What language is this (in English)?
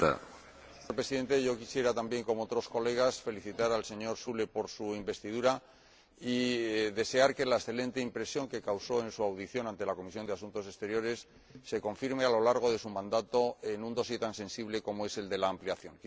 Spanish